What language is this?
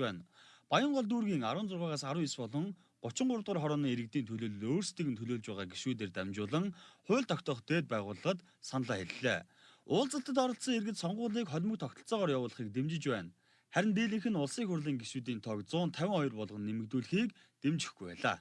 Turkish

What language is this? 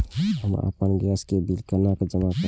Maithili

